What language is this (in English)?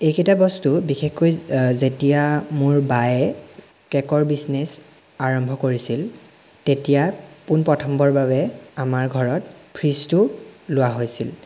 Assamese